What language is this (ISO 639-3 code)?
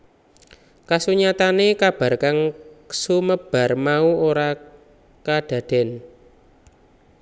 jav